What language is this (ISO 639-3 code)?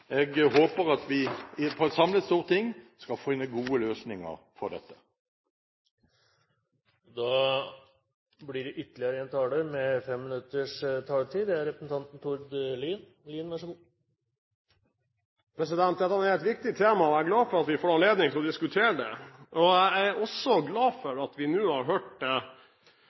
nob